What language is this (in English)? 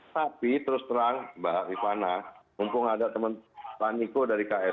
Indonesian